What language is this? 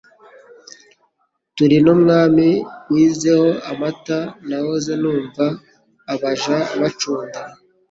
Kinyarwanda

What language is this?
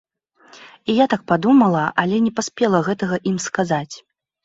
Belarusian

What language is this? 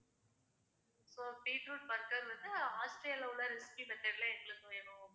Tamil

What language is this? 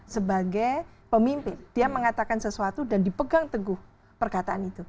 Indonesian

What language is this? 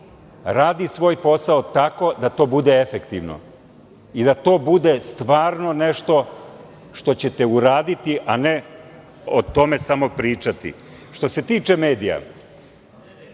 Serbian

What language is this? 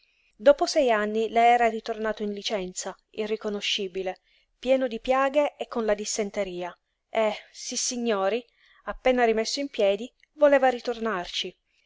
Italian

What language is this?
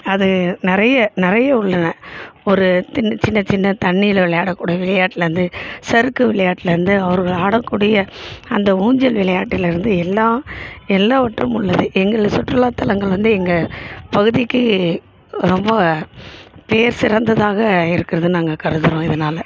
Tamil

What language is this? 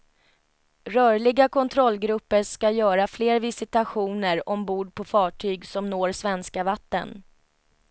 Swedish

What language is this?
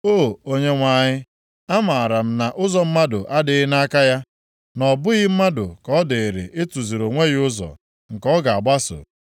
Igbo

